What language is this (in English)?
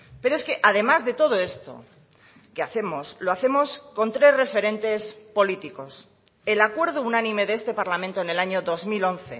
Spanish